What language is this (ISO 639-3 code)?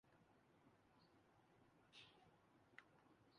urd